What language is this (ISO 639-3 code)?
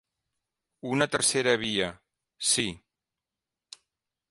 cat